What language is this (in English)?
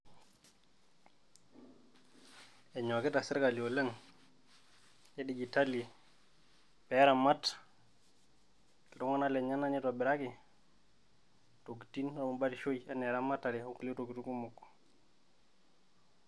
Masai